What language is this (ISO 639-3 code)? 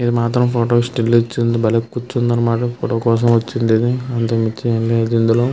tel